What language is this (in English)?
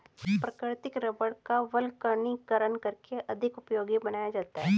Hindi